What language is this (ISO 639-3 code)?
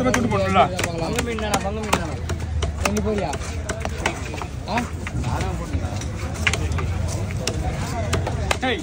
spa